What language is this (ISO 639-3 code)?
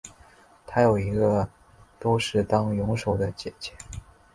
zho